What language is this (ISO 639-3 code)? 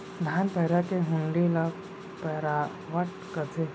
hne